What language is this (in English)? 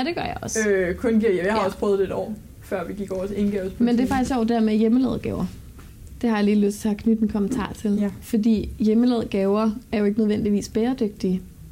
Danish